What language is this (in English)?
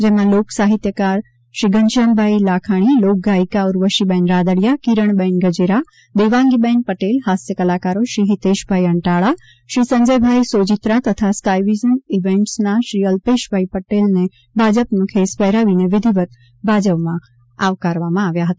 Gujarati